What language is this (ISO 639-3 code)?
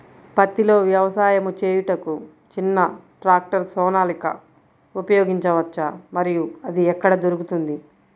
tel